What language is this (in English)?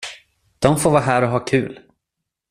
Swedish